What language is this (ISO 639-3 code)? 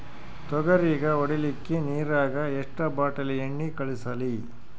kan